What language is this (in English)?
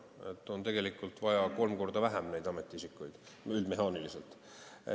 Estonian